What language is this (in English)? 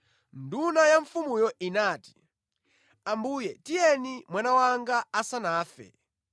Nyanja